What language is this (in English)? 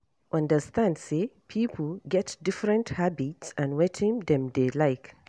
Nigerian Pidgin